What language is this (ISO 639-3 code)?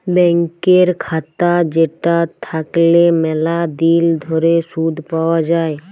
ben